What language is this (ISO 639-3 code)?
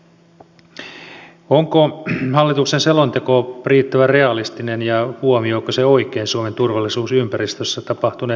fin